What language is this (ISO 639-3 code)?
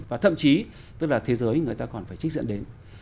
vie